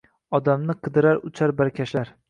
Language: Uzbek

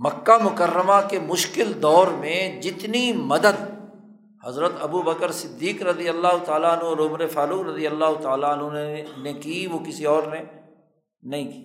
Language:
Urdu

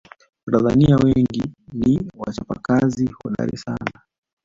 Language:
Swahili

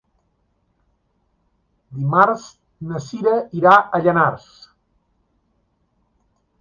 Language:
Catalan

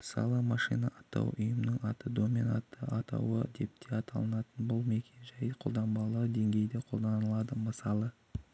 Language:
Kazakh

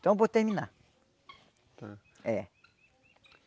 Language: Portuguese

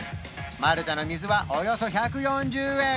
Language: Japanese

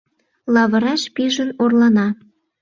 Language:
Mari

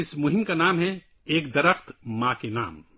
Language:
Urdu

